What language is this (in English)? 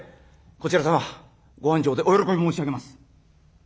Japanese